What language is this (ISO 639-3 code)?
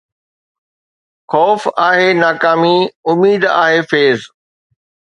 snd